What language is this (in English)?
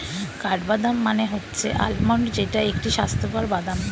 Bangla